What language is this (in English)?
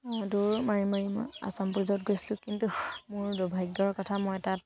Assamese